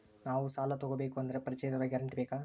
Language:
Kannada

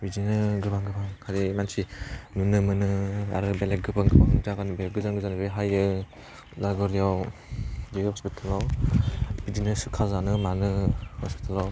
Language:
Bodo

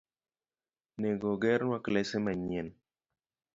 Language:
Luo (Kenya and Tanzania)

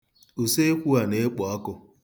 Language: Igbo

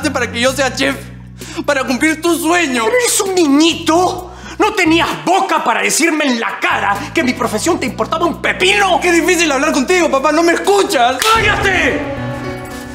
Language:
Spanish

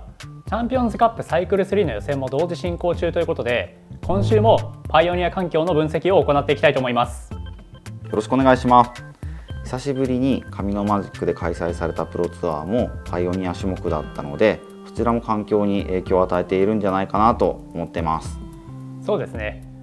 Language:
Japanese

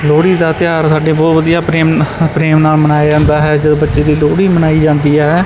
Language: Punjabi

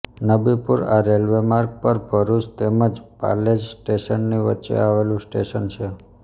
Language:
Gujarati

